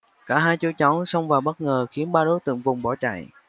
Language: Vietnamese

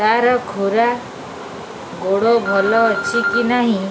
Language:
Odia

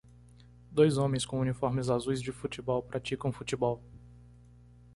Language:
Portuguese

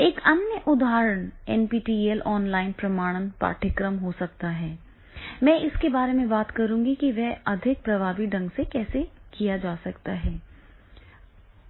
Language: Hindi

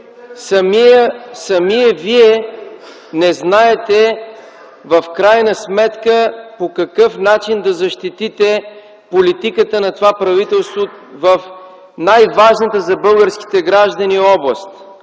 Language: Bulgarian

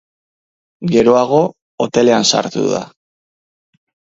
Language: Basque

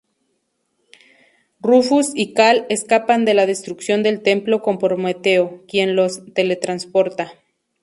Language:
Spanish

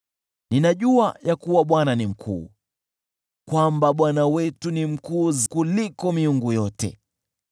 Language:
Swahili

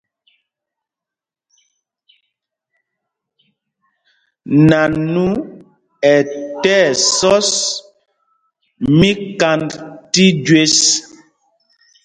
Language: Mpumpong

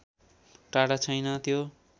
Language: Nepali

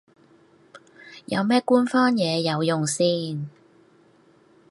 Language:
Cantonese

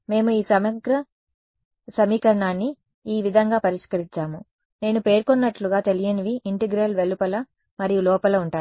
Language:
Telugu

